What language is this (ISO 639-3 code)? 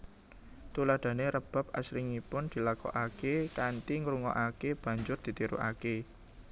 jav